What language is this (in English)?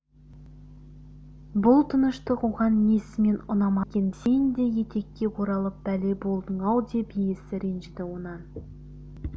Kazakh